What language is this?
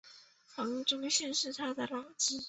Chinese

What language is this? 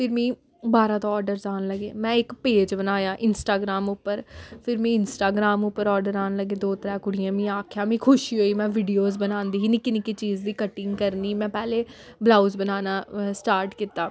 Dogri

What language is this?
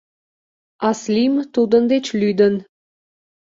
Mari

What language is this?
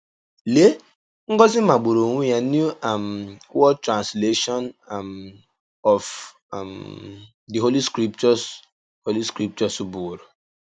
Igbo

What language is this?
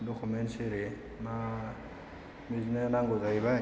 Bodo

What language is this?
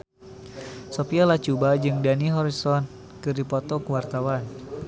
Sundanese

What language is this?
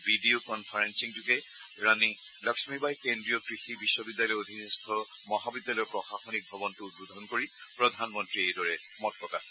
Assamese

